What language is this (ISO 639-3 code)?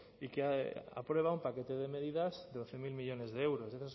spa